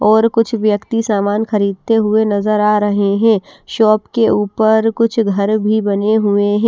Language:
Hindi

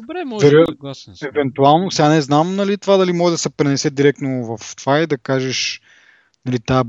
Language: Bulgarian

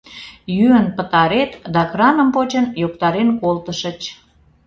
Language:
Mari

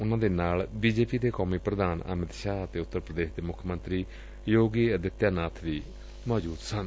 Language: Punjabi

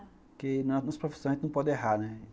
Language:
Portuguese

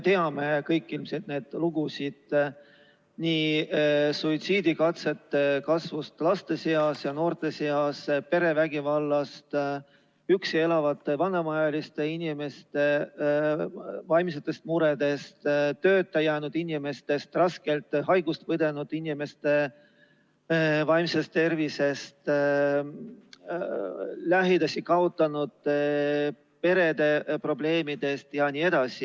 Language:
Estonian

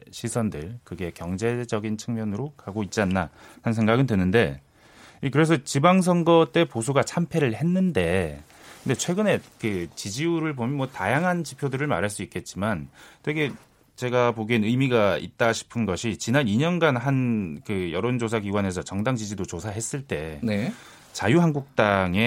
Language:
Korean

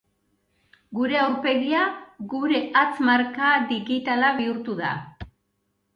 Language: Basque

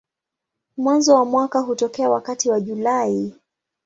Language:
Swahili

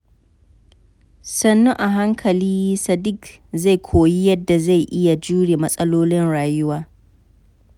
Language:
Hausa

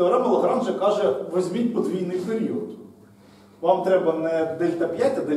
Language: Ukrainian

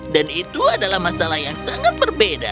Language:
Indonesian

